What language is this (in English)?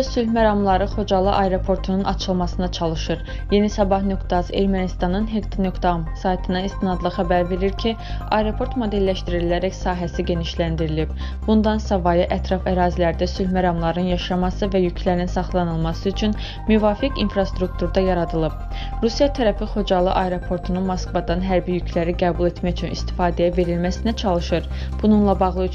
Turkish